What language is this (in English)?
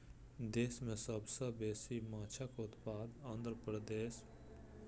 Maithili